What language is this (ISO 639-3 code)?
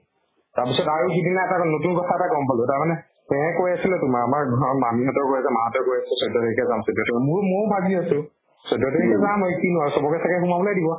asm